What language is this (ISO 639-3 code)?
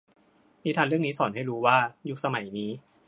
tha